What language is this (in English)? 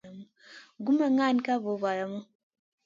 Masana